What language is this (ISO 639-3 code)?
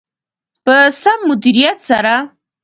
pus